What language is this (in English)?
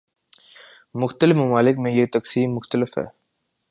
Urdu